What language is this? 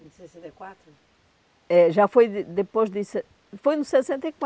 Portuguese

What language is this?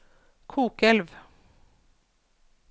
Norwegian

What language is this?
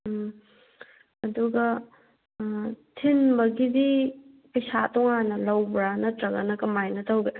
Manipuri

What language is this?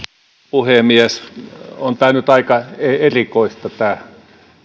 Finnish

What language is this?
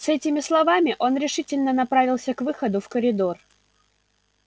Russian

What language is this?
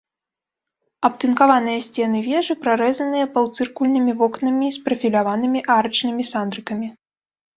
Belarusian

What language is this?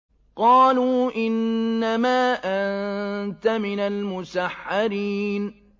Arabic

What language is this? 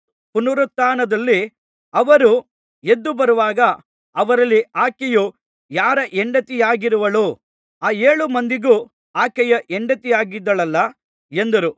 Kannada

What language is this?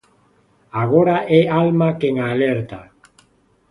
Galician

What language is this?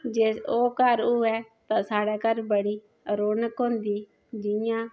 Dogri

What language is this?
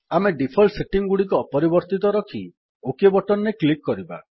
Odia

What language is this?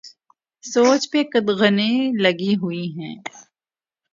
Urdu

